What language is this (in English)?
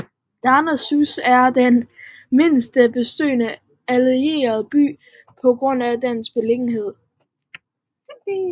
Danish